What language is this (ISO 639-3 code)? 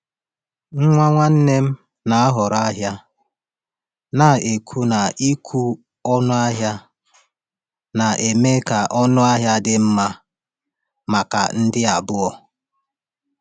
ibo